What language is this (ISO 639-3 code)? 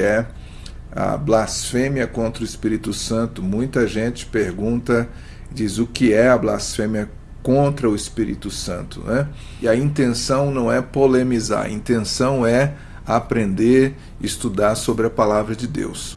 por